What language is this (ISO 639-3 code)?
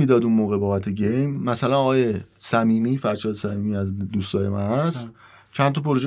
fas